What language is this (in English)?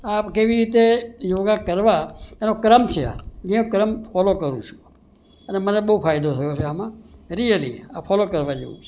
Gujarati